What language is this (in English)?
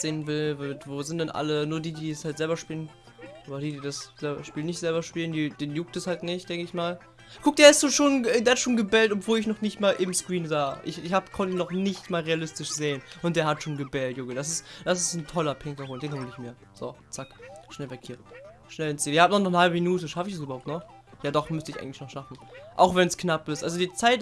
German